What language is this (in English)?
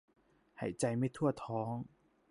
Thai